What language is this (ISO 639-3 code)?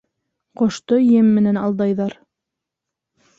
bak